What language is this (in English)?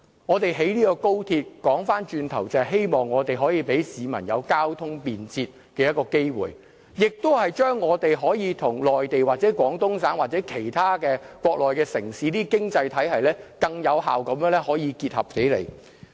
Cantonese